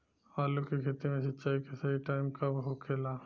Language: Bhojpuri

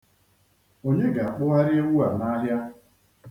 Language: Igbo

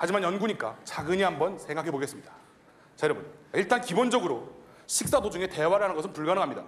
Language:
Korean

